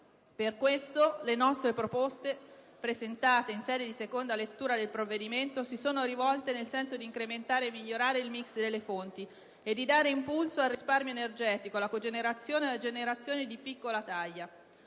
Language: Italian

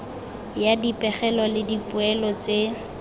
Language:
Tswana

